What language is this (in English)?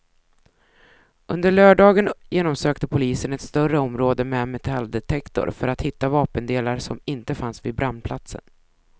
Swedish